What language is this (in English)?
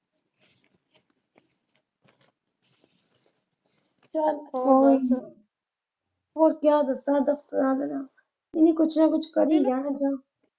Punjabi